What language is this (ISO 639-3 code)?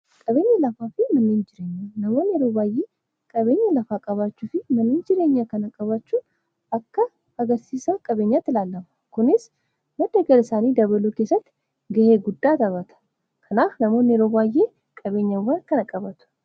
orm